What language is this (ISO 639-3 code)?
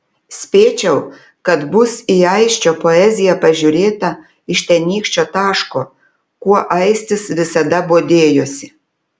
lit